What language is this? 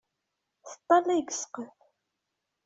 Kabyle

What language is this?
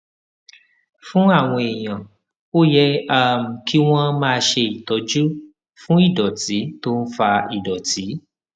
Yoruba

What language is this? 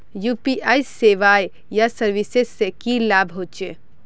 Magahi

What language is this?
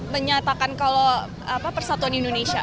Indonesian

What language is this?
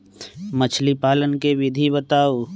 Magahi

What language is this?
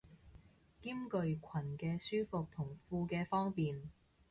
Cantonese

